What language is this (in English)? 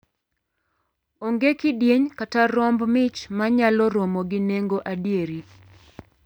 Luo (Kenya and Tanzania)